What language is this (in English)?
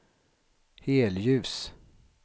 Swedish